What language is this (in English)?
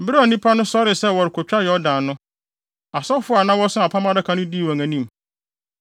Akan